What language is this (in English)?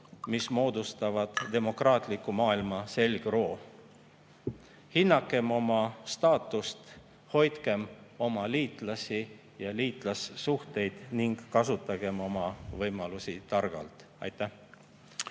Estonian